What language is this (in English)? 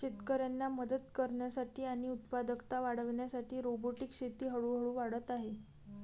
Marathi